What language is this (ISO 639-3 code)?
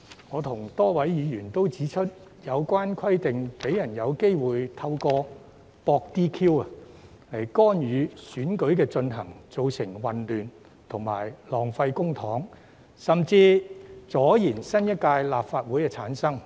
yue